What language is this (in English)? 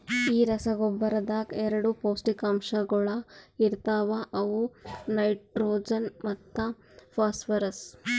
Kannada